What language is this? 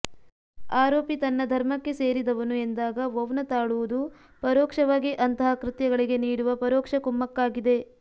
Kannada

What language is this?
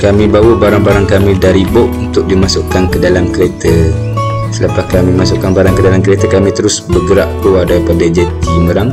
Malay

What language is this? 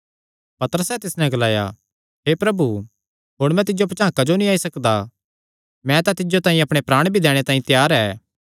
Kangri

